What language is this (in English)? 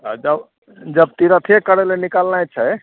Maithili